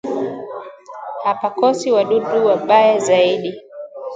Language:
Swahili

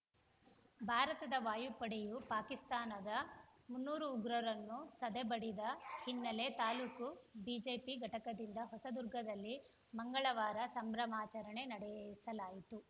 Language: Kannada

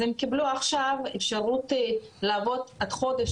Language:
Hebrew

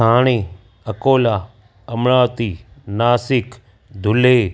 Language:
Sindhi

